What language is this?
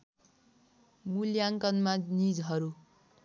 Nepali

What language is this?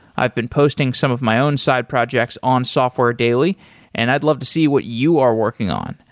English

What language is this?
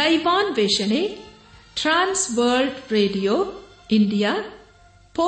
Kannada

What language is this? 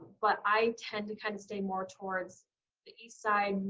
English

